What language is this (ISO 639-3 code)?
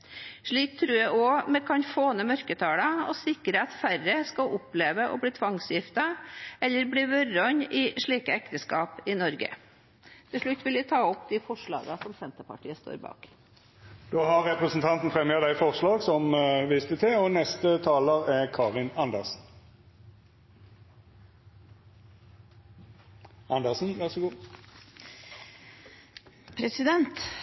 nor